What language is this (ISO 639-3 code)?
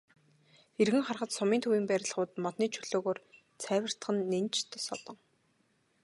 mon